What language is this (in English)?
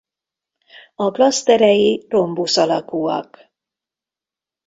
Hungarian